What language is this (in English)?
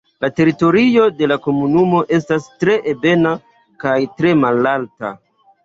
Esperanto